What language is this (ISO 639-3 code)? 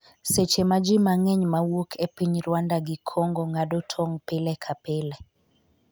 luo